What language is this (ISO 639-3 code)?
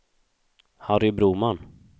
swe